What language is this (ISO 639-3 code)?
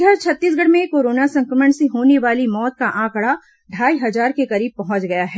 hin